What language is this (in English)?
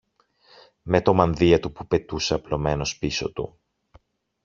Greek